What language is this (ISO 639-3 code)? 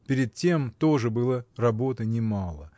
rus